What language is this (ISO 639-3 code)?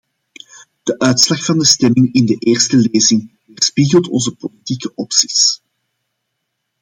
nld